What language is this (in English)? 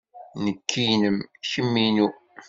Kabyle